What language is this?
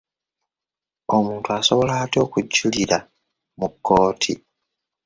Ganda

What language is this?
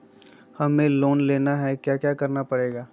Magahi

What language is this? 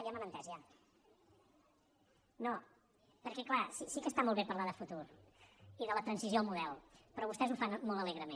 Catalan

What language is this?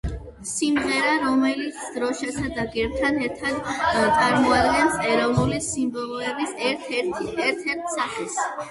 Georgian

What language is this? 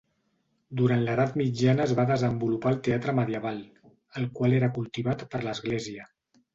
Catalan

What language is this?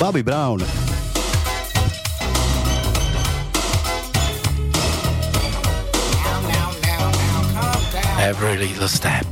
Slovak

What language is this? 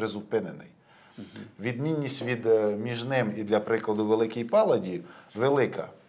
Ukrainian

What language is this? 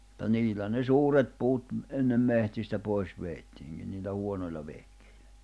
Finnish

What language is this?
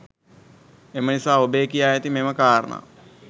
Sinhala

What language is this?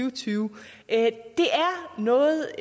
Danish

